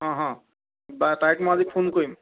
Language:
Assamese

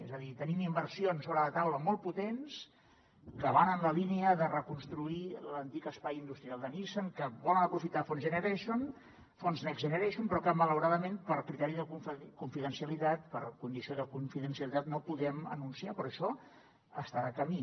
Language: Catalan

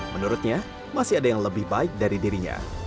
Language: Indonesian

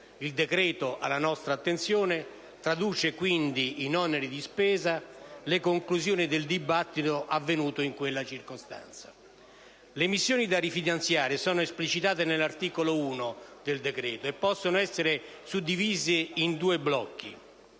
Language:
Italian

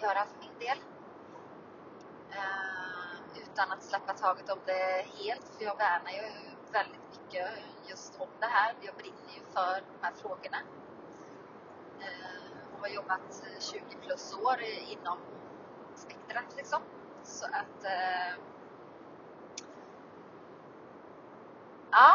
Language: Swedish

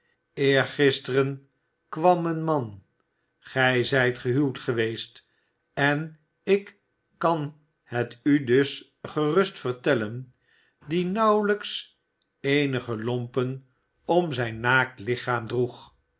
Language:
Dutch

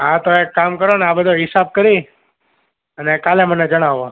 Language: Gujarati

